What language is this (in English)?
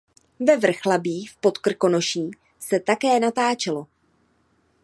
Czech